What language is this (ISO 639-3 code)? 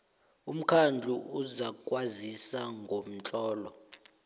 nbl